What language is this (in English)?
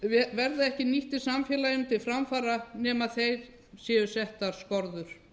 Icelandic